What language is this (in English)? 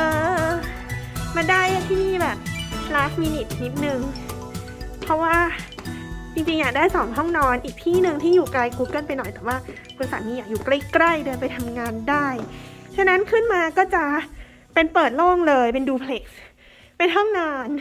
Thai